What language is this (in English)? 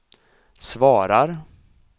Swedish